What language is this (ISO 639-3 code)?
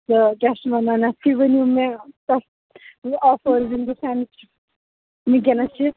kas